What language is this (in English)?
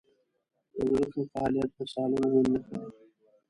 Pashto